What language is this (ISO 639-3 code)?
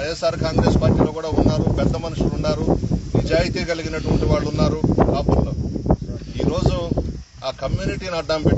eng